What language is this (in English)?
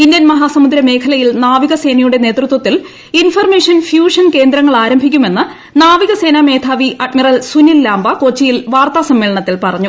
Malayalam